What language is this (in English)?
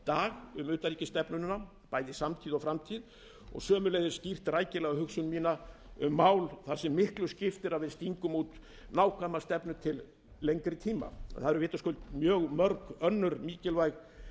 Icelandic